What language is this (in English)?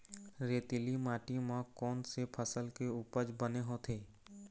Chhattisgarhi